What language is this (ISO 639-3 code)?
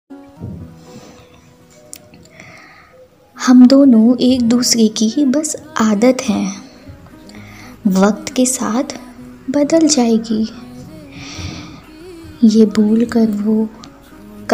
hin